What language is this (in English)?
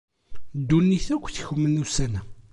Kabyle